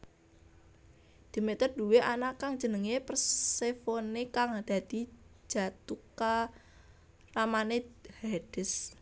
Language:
Javanese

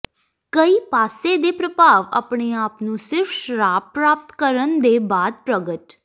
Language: Punjabi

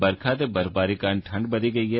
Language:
Dogri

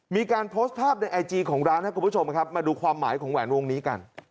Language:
Thai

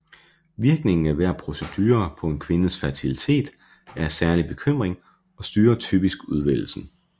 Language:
Danish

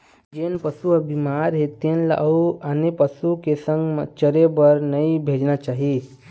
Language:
Chhattisgarhi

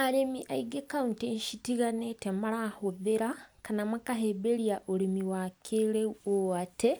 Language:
Kikuyu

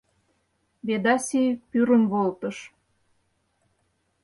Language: Mari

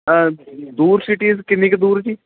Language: Punjabi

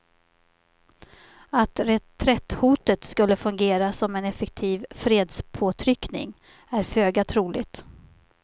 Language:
Swedish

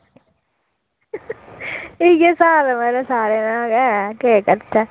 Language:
Dogri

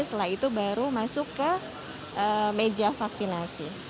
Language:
Indonesian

